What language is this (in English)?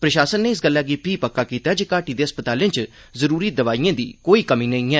Dogri